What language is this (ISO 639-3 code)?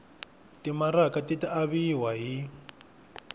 tso